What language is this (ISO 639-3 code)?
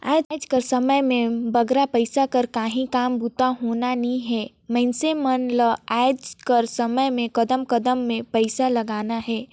hne